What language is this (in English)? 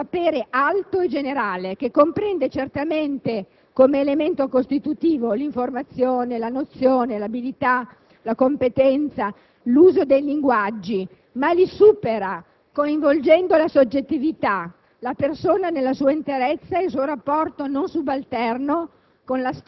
Italian